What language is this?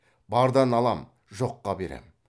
Kazakh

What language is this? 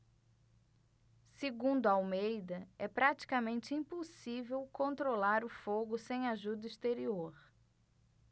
Portuguese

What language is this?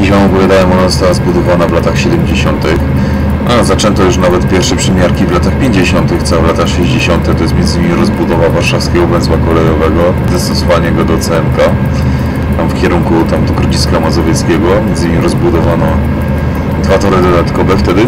Polish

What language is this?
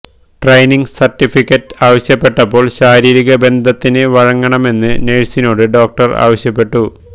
Malayalam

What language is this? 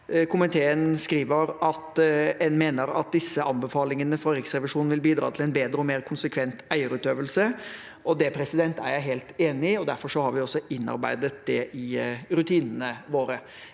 Norwegian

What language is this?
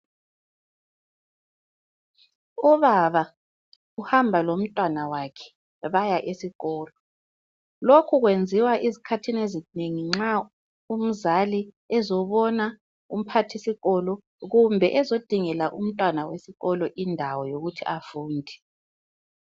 North Ndebele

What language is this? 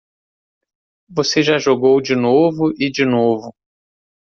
Portuguese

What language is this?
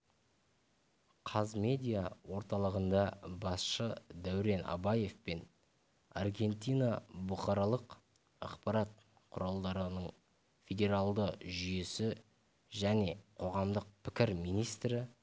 Kazakh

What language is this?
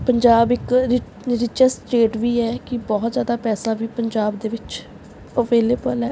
Punjabi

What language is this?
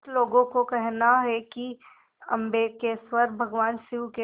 Hindi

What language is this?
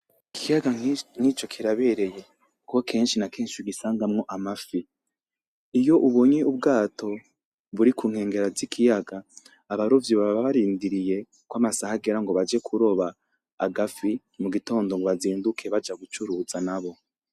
Rundi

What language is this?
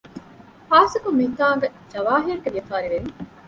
Divehi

